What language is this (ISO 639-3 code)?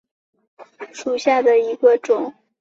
zho